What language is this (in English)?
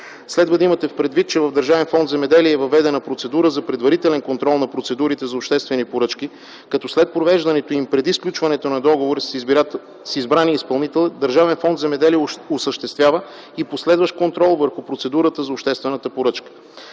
Bulgarian